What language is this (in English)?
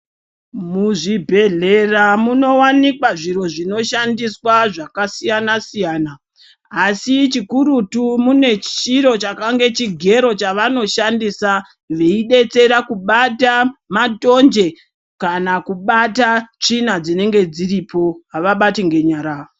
Ndau